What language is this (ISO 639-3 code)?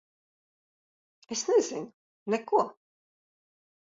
lav